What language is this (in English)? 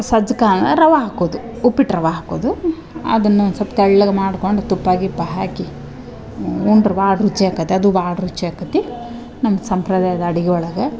Kannada